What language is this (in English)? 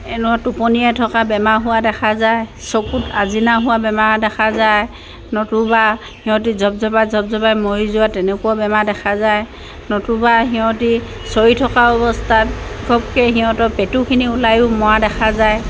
Assamese